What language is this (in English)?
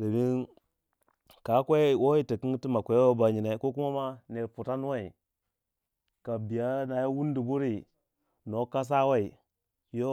Waja